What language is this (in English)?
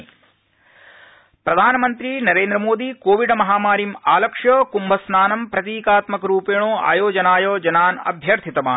Sanskrit